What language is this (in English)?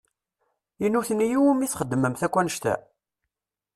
Kabyle